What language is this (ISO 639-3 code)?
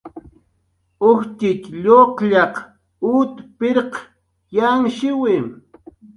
jqr